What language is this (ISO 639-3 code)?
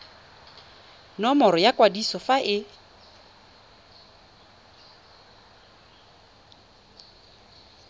tsn